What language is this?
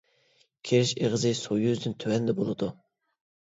Uyghur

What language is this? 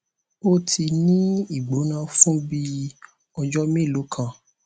Yoruba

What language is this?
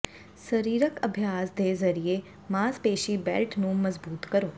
Punjabi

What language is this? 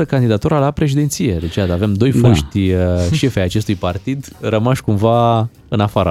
Romanian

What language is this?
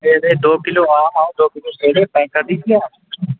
Urdu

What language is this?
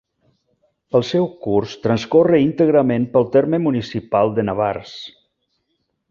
Catalan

